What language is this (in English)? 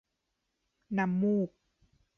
Thai